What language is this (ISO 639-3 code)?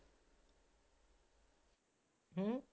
pan